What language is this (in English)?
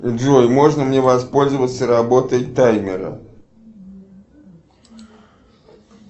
Russian